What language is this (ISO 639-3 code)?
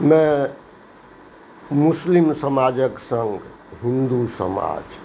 mai